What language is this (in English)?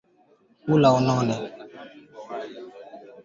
Swahili